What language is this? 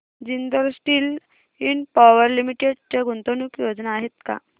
Marathi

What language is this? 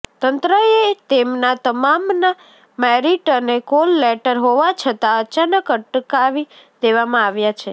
Gujarati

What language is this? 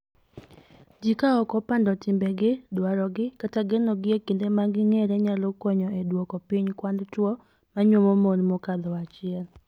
Luo (Kenya and Tanzania)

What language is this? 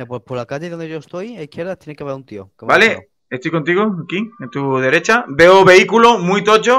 Spanish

